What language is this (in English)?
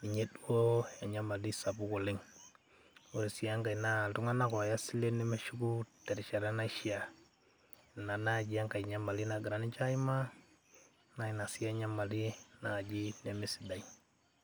Masai